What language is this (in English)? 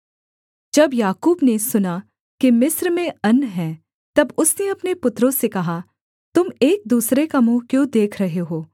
Hindi